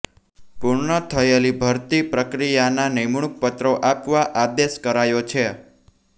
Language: Gujarati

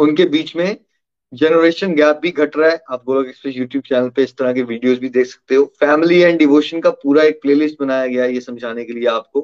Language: Hindi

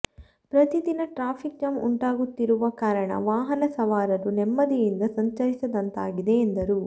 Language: Kannada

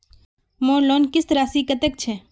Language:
Magahi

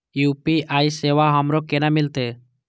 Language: Maithili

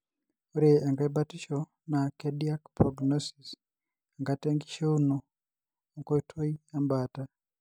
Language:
Masai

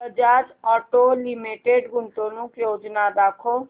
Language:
Marathi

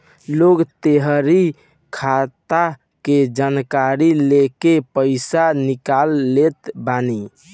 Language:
Bhojpuri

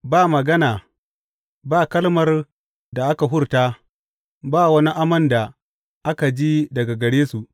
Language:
Hausa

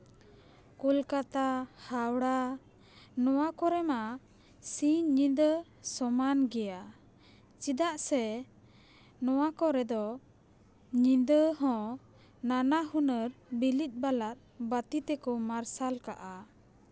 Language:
Santali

